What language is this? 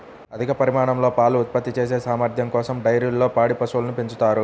Telugu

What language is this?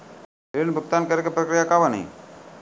Maithili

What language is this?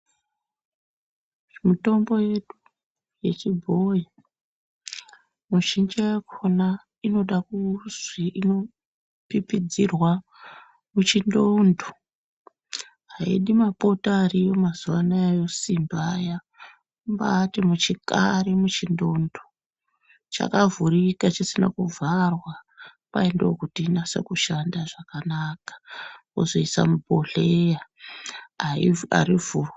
Ndau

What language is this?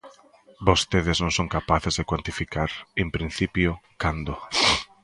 Galician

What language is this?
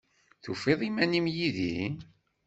Kabyle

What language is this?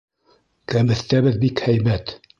Bashkir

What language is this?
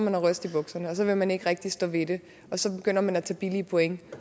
Danish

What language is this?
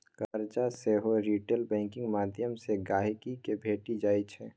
Maithili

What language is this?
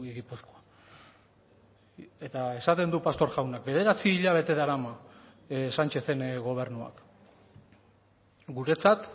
Basque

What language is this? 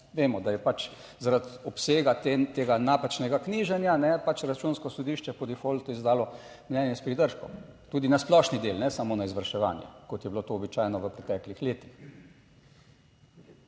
Slovenian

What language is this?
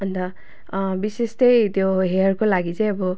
Nepali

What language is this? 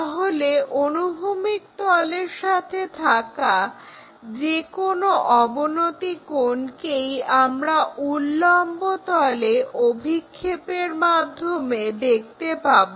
Bangla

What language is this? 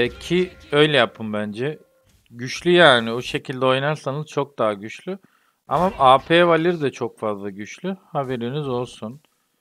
Turkish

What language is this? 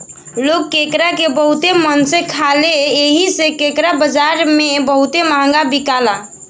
Bhojpuri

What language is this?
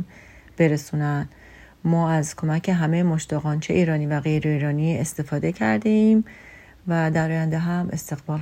Persian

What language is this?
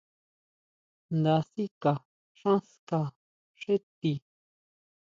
Huautla Mazatec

